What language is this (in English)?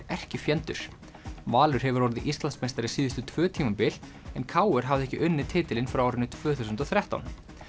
Icelandic